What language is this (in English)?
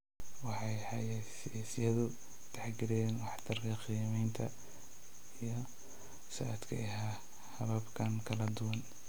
Somali